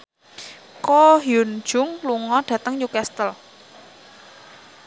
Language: Javanese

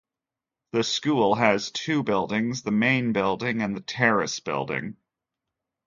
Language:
English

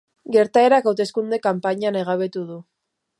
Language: Basque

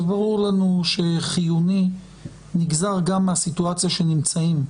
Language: Hebrew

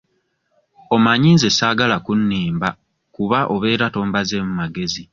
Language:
Ganda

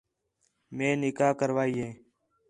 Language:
Khetrani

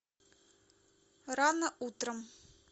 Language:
Russian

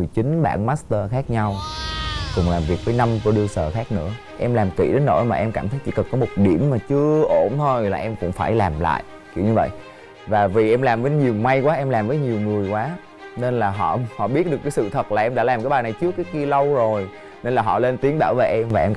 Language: Vietnamese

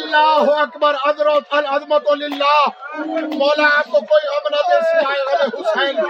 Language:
Urdu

